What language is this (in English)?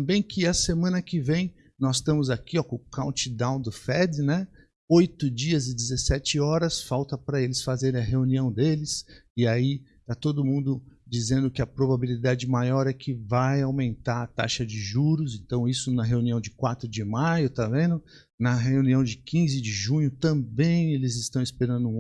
Portuguese